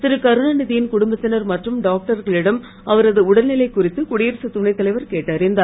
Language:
Tamil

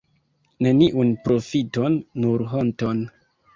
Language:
Esperanto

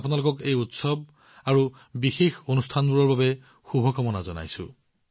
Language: Assamese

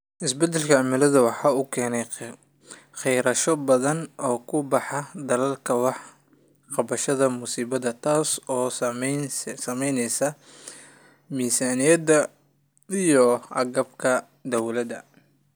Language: Somali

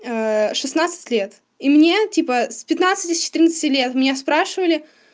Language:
Russian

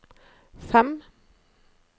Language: Norwegian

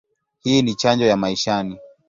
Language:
Swahili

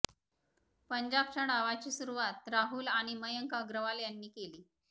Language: Marathi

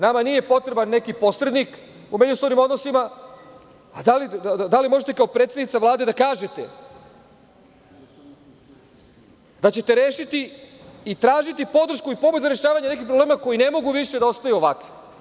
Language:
Serbian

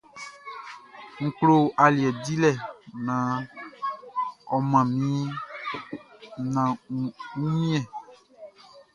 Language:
Baoulé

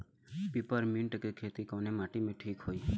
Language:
Bhojpuri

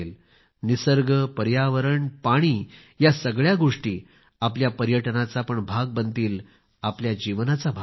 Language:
Marathi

